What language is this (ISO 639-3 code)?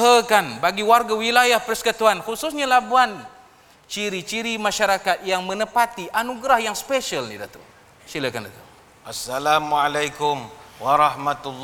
msa